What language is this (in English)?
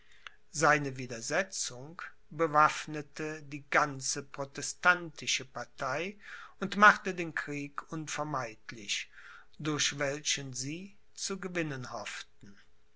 German